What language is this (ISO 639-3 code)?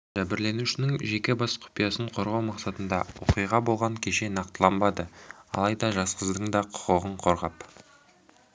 kaz